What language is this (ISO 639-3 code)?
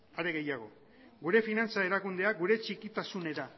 eus